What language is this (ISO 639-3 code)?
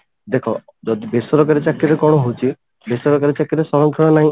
ori